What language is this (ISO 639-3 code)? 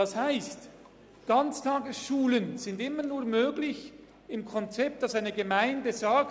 gsw